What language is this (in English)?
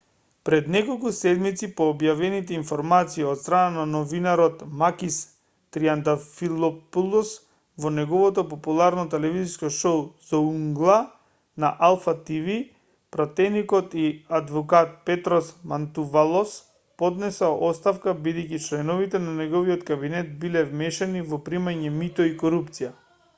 Macedonian